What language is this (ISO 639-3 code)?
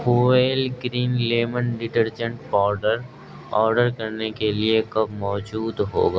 urd